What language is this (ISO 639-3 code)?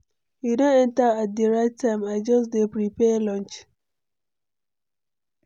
pcm